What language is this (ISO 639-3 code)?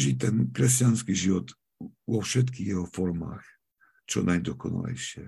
slk